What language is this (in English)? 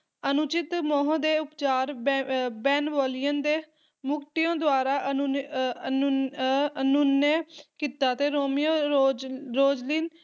Punjabi